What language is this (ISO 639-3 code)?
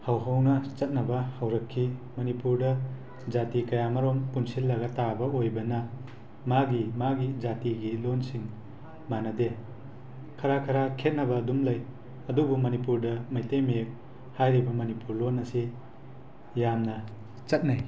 mni